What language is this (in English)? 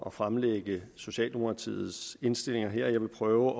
Danish